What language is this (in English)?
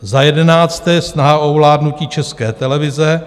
Czech